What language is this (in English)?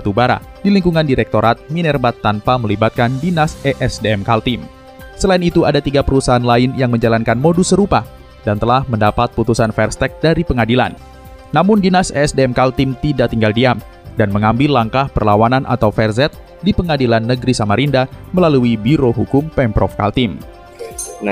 Indonesian